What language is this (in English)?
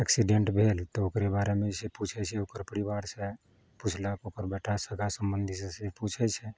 Maithili